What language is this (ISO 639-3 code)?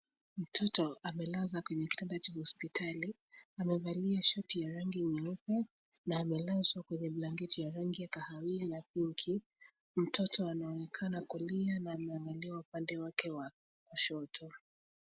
swa